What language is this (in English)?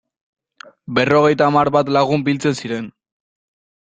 Basque